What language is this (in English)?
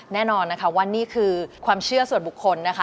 Thai